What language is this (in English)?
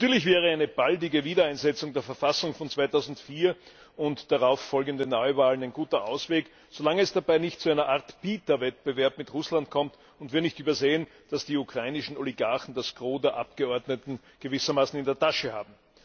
German